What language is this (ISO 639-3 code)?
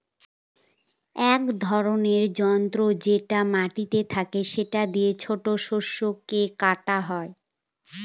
ben